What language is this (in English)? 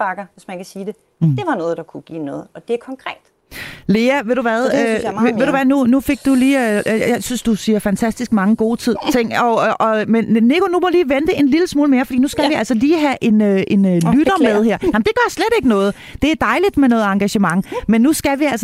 Danish